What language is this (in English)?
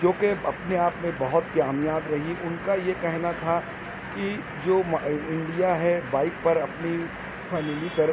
Urdu